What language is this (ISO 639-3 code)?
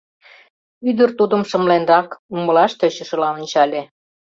chm